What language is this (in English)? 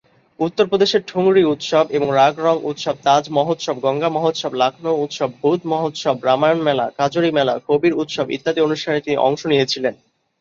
Bangla